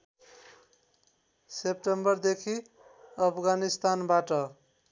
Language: Nepali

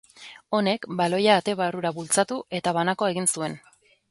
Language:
Basque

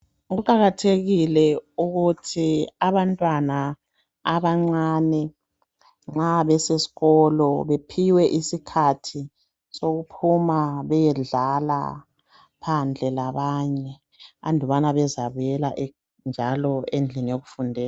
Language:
North Ndebele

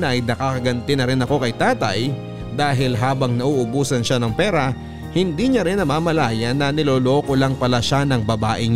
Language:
Filipino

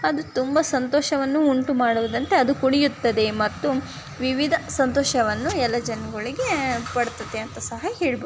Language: Kannada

